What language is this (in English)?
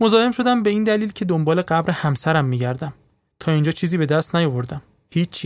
Persian